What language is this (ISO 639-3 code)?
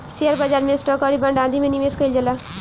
bho